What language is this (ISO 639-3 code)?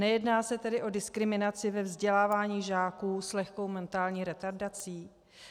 ces